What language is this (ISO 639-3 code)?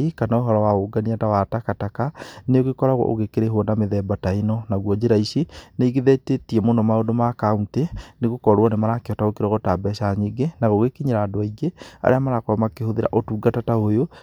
kik